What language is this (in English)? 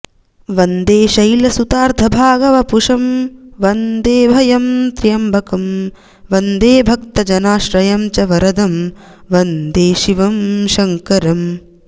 Sanskrit